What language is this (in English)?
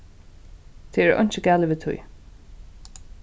Faroese